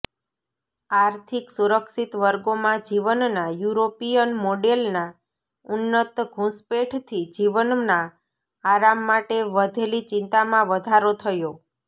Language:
Gujarati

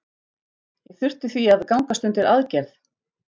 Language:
Icelandic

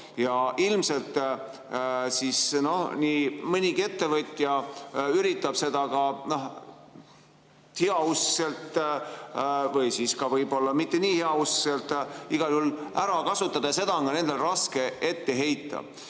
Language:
Estonian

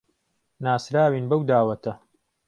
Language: Central Kurdish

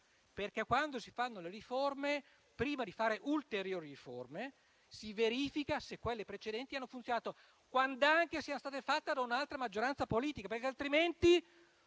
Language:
Italian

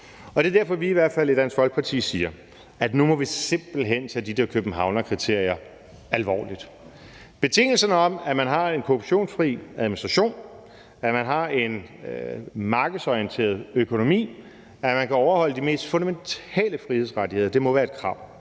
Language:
Danish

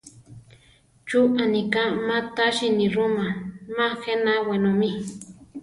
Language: Central Tarahumara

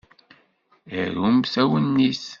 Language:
Kabyle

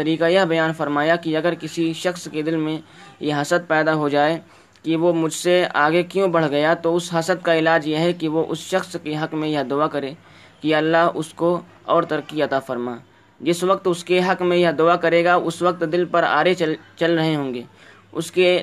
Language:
Urdu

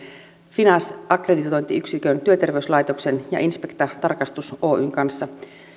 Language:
Finnish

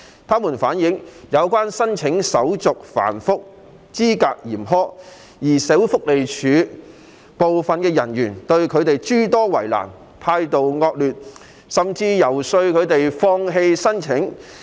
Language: Cantonese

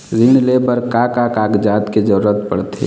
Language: Chhattisgarhi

